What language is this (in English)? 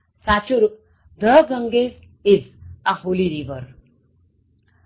Gujarati